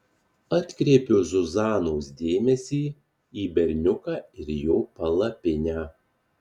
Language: Lithuanian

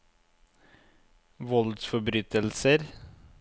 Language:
Norwegian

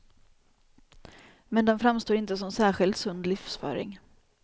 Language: Swedish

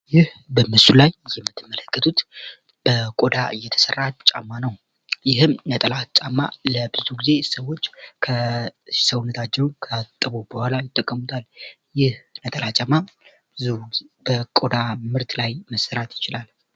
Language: Amharic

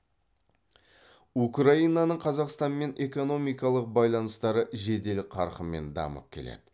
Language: Kazakh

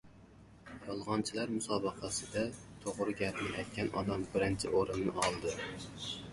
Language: Uzbek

